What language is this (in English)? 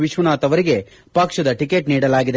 Kannada